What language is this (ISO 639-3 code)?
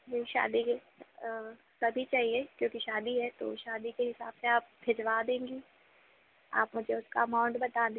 hin